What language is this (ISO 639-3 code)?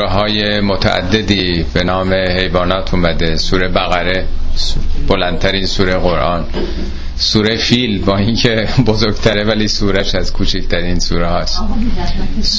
fas